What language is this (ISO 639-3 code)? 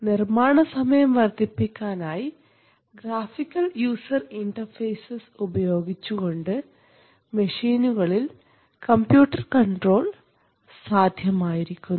mal